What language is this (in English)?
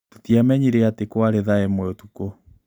Kikuyu